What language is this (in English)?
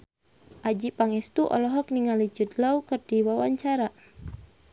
Sundanese